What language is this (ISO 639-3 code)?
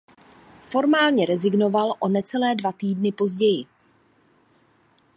ces